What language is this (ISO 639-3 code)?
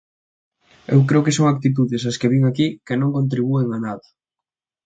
glg